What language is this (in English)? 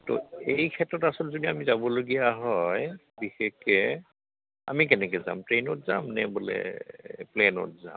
Assamese